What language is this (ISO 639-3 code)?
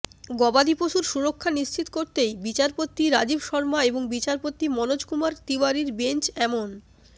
ben